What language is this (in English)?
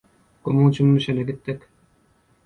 Turkmen